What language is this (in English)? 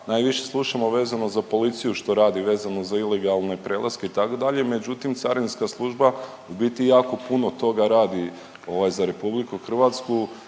Croatian